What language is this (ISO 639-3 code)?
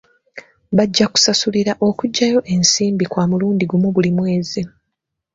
lug